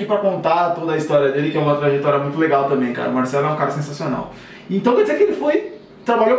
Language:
Portuguese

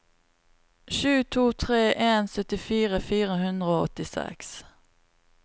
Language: Norwegian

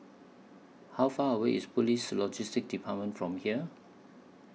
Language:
English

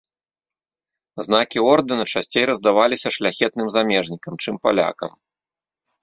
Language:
Belarusian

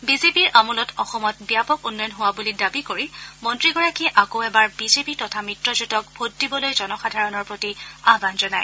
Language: Assamese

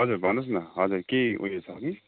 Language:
Nepali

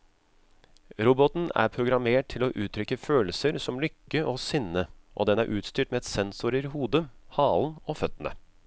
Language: Norwegian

